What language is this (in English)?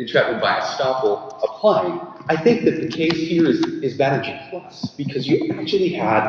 English